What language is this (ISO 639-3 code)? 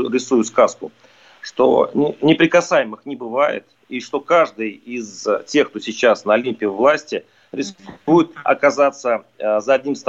rus